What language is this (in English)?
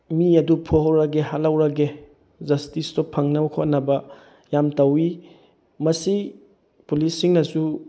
Manipuri